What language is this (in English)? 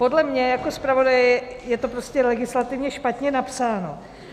Czech